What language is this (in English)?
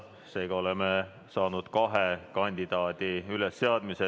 Estonian